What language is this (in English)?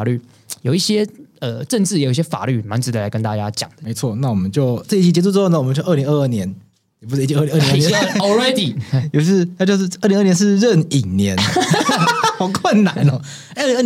Chinese